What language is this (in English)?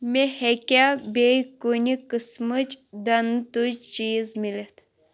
Kashmiri